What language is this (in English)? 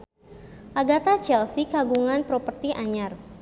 Sundanese